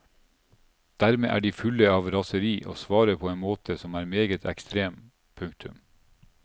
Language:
Norwegian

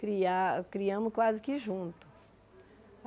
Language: Portuguese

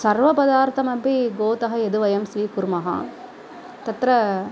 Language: Sanskrit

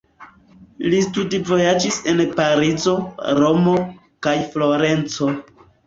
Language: Esperanto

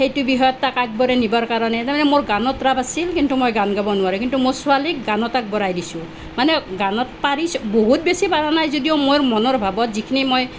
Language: Assamese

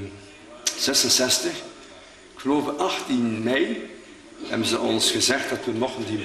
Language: Dutch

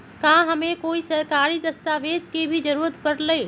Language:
Magahi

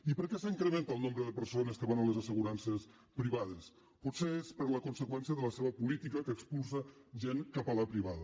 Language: Catalan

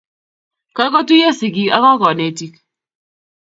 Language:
Kalenjin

